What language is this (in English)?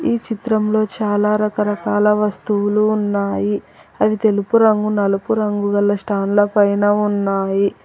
Telugu